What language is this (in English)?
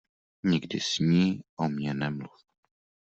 Czech